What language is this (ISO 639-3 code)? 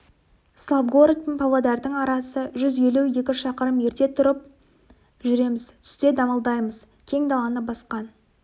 kaz